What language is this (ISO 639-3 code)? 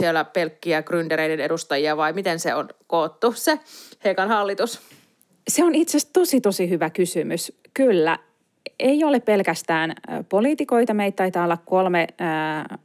fin